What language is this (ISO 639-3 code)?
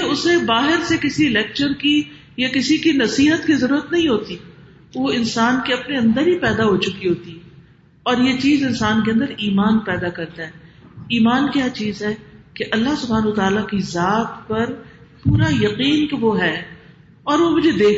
urd